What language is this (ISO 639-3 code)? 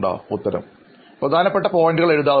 mal